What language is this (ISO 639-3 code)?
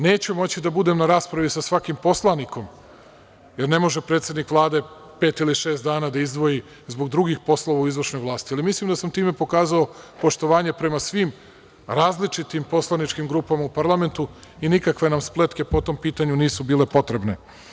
srp